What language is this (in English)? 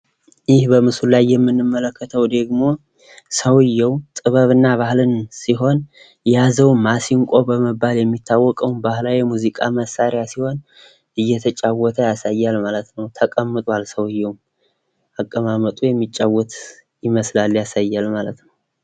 Amharic